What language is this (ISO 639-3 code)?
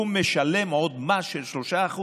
heb